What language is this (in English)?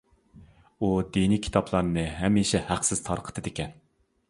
Uyghur